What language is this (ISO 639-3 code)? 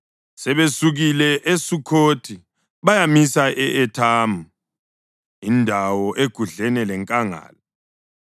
nde